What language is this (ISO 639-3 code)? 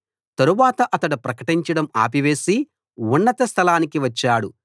tel